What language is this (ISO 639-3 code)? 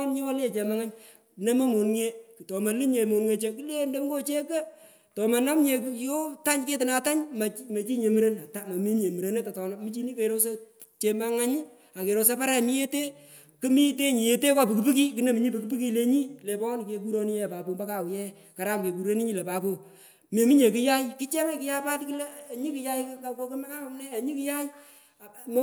pko